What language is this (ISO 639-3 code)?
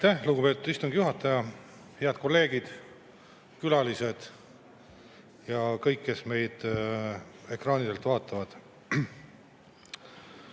est